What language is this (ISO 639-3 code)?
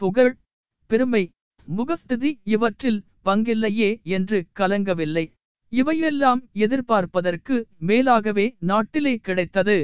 tam